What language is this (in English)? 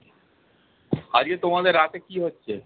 Bangla